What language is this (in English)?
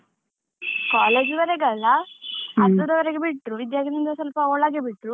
Kannada